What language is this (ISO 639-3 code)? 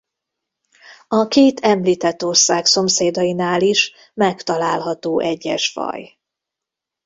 hun